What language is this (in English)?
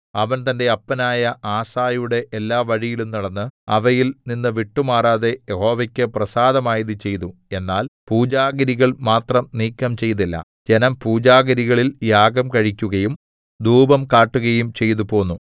Malayalam